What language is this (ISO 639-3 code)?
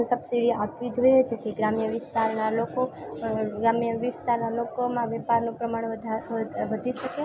guj